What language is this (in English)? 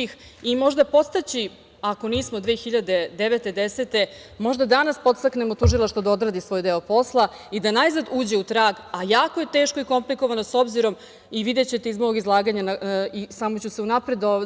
Serbian